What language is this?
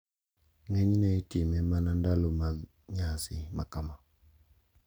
Luo (Kenya and Tanzania)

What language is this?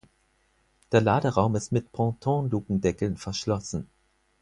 German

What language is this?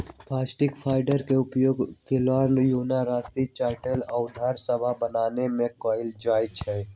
Magahi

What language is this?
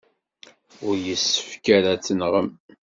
Kabyle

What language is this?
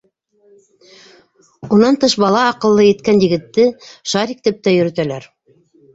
Bashkir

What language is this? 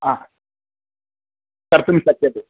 Sanskrit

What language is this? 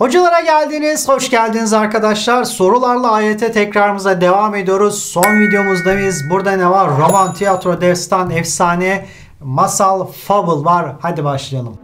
Turkish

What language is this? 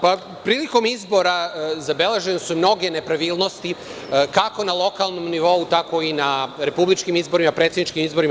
Serbian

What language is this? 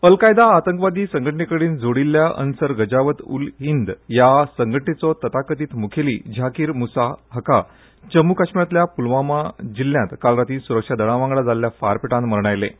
Konkani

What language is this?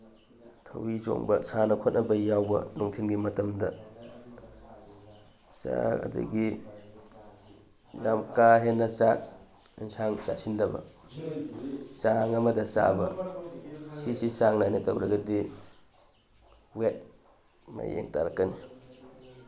Manipuri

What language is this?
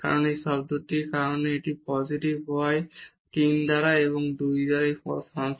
Bangla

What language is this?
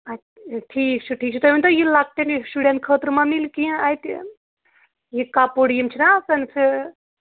Kashmiri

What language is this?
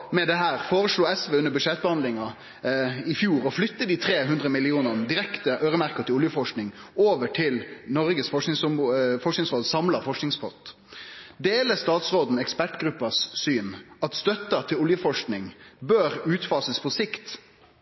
Norwegian Nynorsk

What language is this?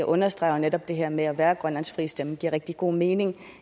Danish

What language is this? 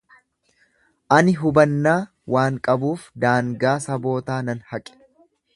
Oromo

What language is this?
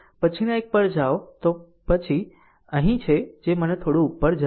Gujarati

